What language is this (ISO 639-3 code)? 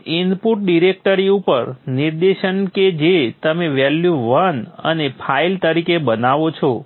guj